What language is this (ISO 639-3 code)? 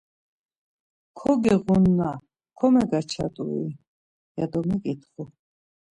lzz